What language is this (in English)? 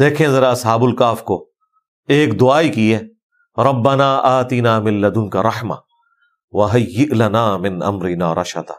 Urdu